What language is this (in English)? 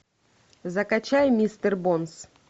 Russian